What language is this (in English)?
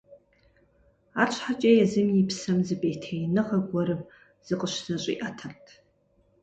Kabardian